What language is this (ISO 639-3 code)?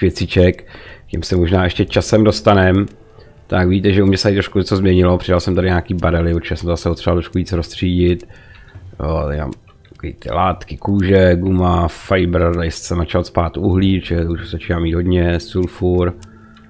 ces